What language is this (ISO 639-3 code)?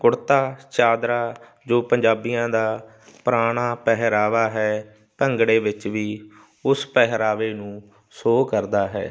pan